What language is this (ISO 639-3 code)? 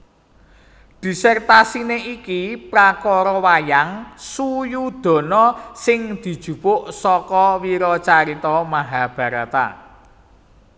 jav